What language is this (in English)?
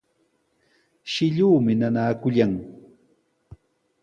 Sihuas Ancash Quechua